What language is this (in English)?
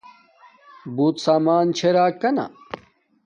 Domaaki